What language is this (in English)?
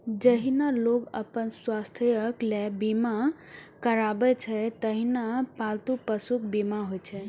Maithili